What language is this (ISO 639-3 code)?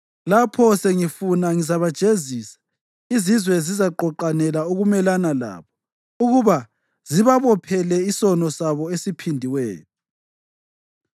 nde